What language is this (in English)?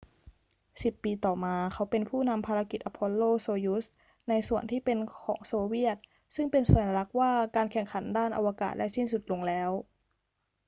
Thai